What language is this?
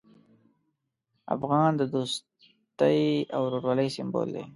Pashto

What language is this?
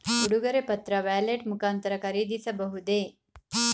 Kannada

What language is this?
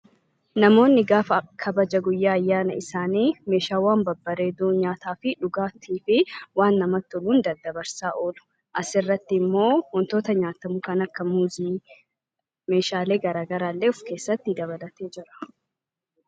Oromo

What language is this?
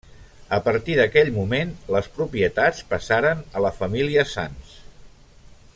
Catalan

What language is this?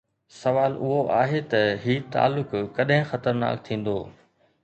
Sindhi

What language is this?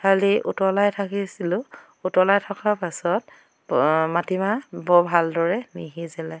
Assamese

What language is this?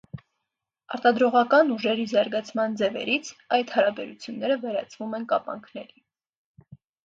Armenian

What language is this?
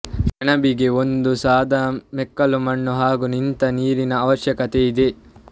Kannada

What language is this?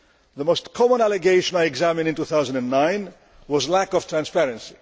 English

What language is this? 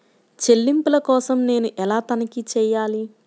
Telugu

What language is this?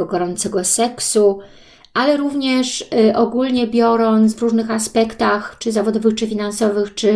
Polish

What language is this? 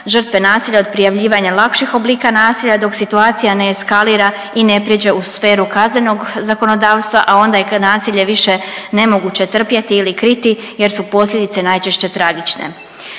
Croatian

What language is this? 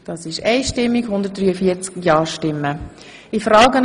Swiss German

